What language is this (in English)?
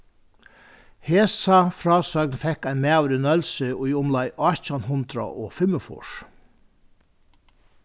Faroese